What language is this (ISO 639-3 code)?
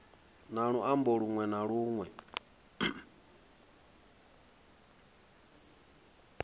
ven